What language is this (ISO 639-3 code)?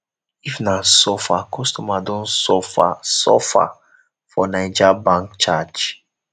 pcm